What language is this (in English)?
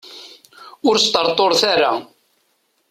Kabyle